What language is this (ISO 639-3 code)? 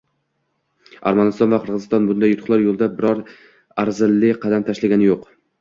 uzb